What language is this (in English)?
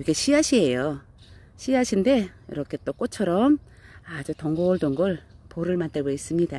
Korean